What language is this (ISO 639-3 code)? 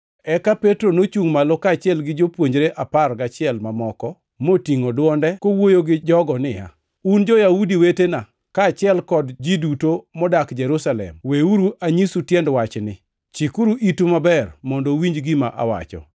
luo